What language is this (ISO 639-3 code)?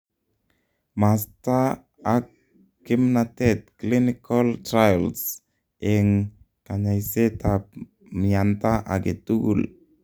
kln